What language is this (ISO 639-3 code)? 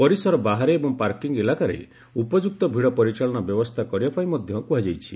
ori